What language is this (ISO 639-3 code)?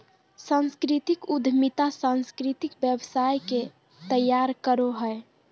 mag